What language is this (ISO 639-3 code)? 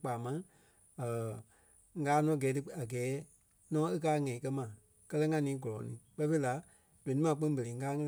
kpe